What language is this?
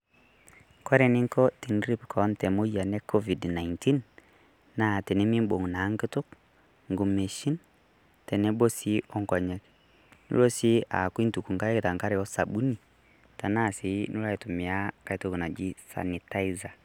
Masai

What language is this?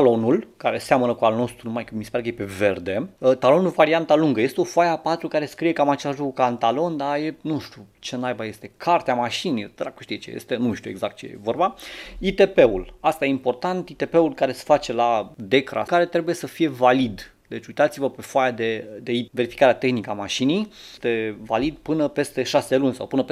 Romanian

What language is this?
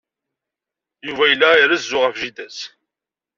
Kabyle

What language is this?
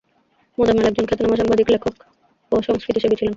Bangla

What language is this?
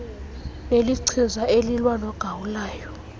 Xhosa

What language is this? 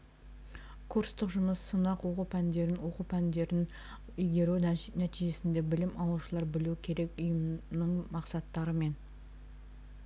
Kazakh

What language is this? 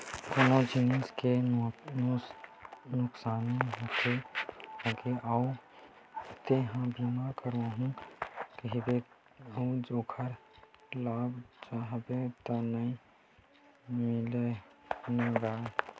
Chhattisgarhi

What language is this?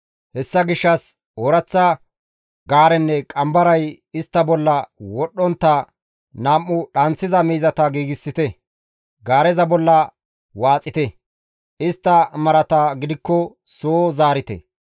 Gamo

